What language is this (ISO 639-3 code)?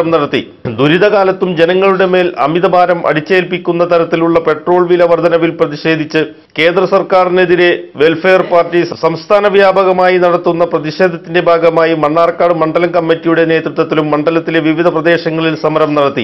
ind